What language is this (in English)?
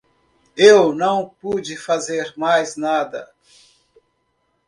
Portuguese